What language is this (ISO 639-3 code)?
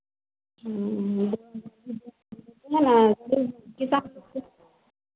hin